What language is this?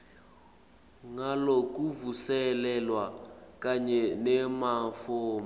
Swati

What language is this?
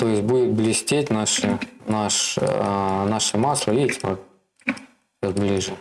Russian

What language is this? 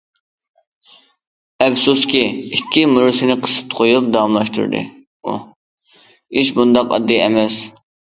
Uyghur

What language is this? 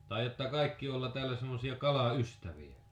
Finnish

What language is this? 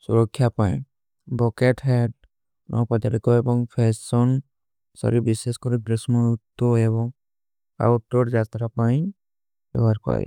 Kui (India)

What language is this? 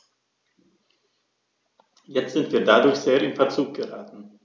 German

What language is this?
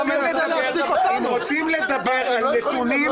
Hebrew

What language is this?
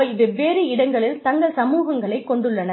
Tamil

